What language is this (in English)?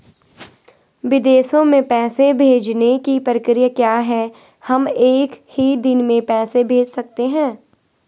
Hindi